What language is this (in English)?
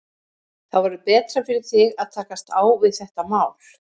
Icelandic